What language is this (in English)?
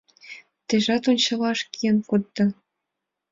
Mari